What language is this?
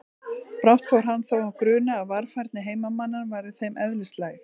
Icelandic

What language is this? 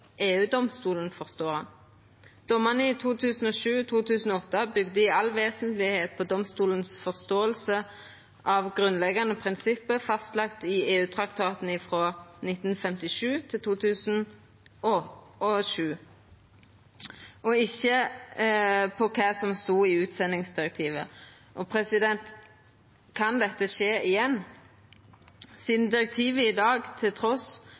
Norwegian Nynorsk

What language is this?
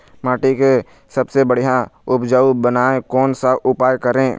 Chhattisgarhi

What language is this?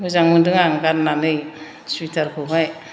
Bodo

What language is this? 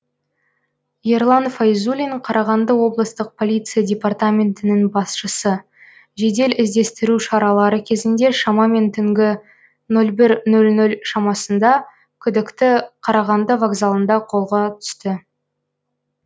Kazakh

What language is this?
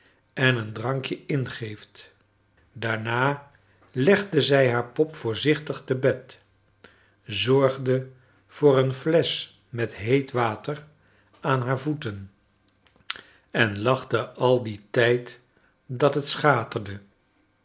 Dutch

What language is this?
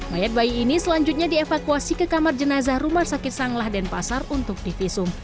Indonesian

